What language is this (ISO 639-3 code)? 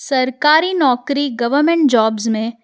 snd